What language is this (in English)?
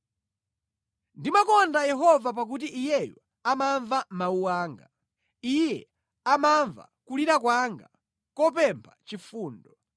Nyanja